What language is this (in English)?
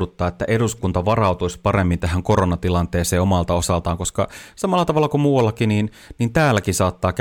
Finnish